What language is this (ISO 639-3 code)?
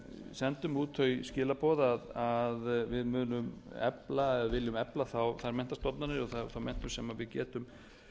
isl